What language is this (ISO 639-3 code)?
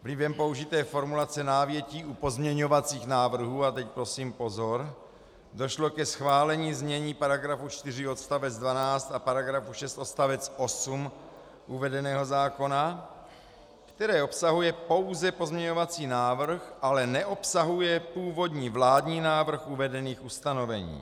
ces